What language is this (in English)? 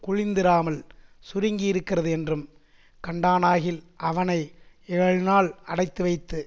Tamil